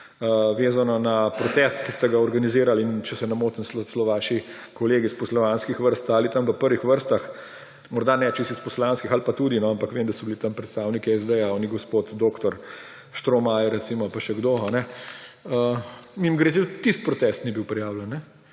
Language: Slovenian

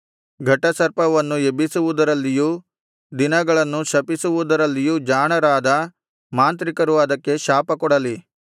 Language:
Kannada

